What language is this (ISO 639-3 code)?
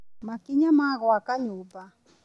kik